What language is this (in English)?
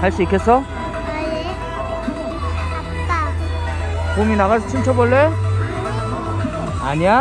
Korean